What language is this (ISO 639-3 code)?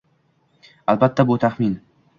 uzb